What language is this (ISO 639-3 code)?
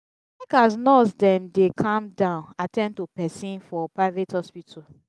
pcm